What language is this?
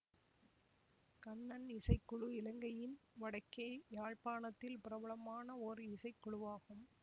Tamil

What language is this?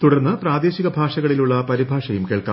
Malayalam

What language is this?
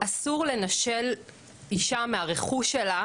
Hebrew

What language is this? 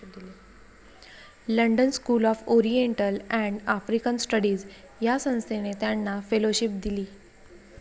Marathi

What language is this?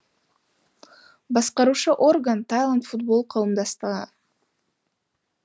Kazakh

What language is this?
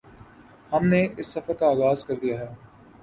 Urdu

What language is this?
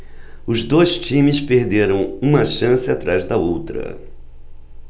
Portuguese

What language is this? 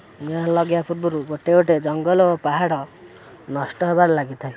Odia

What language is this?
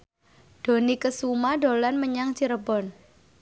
Javanese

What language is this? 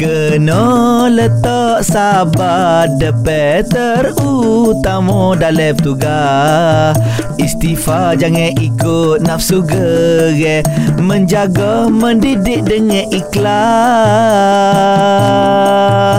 Malay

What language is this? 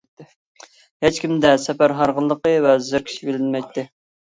Uyghur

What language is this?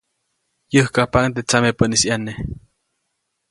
Copainalá Zoque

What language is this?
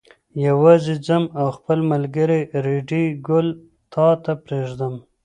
Pashto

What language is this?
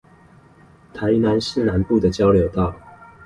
Chinese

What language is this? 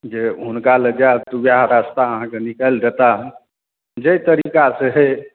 Maithili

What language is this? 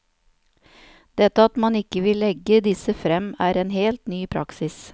Norwegian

